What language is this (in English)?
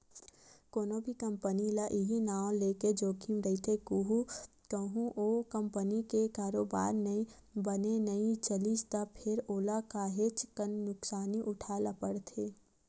Chhattisgarhi